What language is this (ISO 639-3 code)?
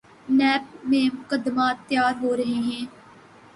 urd